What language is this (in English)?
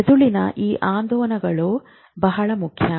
Kannada